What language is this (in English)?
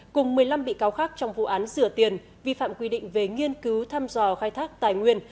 Vietnamese